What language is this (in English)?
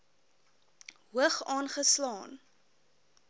Afrikaans